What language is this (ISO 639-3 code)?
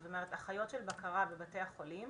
heb